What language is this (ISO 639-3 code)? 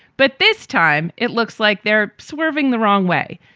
eng